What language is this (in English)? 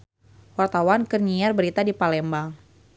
Sundanese